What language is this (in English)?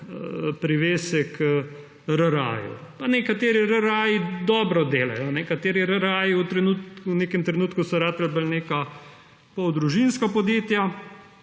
Slovenian